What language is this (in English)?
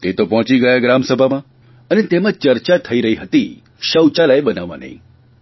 Gujarati